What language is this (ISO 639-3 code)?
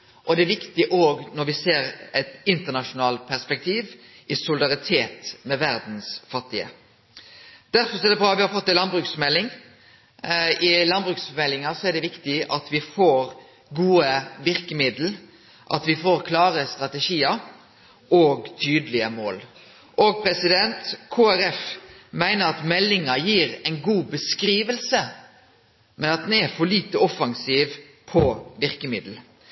nno